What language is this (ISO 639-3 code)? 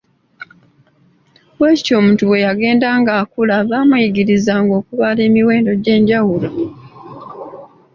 lug